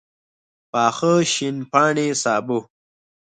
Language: Pashto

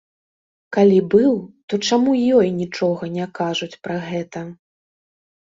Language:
Belarusian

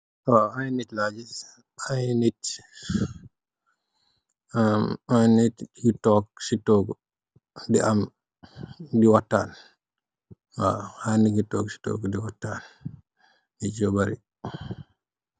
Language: Wolof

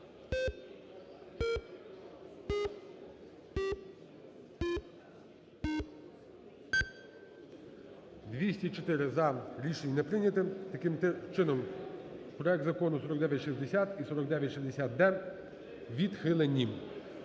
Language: Ukrainian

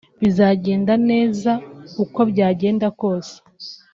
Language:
Kinyarwanda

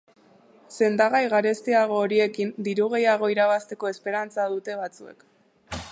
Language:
Basque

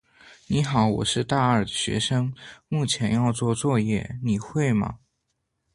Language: Chinese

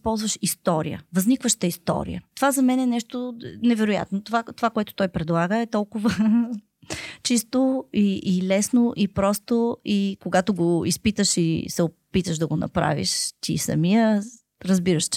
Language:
Bulgarian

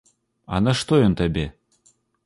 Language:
Belarusian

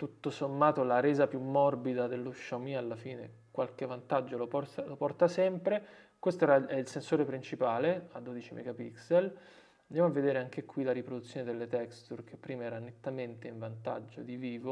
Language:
Italian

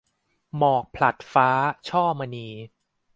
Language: Thai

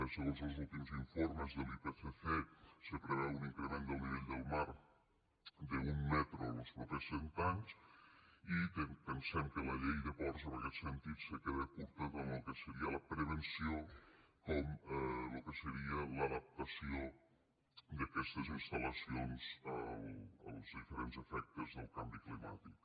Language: Catalan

